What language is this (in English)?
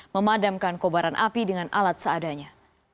Indonesian